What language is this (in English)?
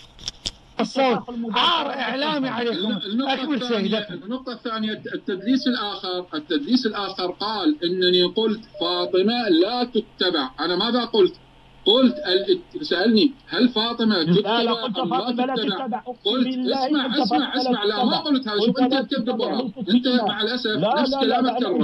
Arabic